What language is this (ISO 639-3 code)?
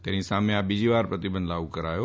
guj